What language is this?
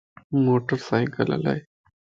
Lasi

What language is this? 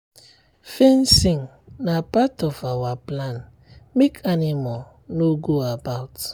Nigerian Pidgin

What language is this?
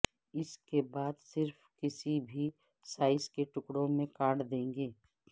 Urdu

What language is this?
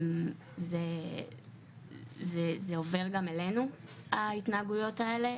Hebrew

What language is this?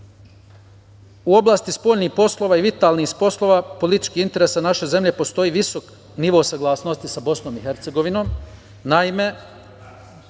Serbian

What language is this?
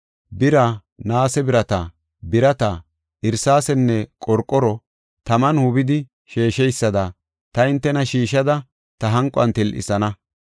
Gofa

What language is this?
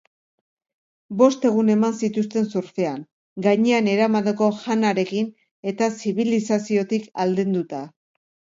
Basque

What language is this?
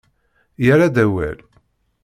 Kabyle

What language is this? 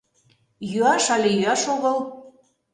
Mari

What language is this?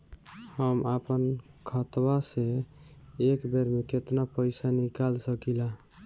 Bhojpuri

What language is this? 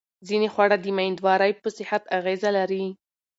Pashto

